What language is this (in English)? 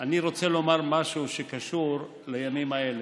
Hebrew